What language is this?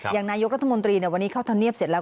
Thai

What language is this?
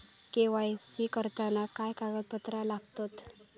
Marathi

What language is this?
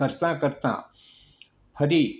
Gujarati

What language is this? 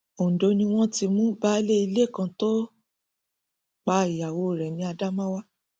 Yoruba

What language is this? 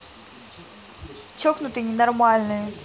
Russian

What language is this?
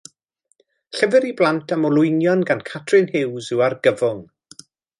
Welsh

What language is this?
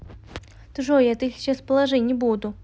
Russian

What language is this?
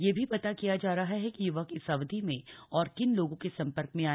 Hindi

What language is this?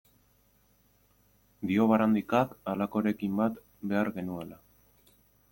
Basque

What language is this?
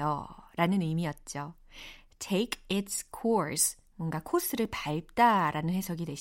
Korean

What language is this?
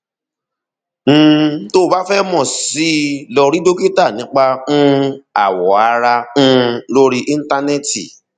Yoruba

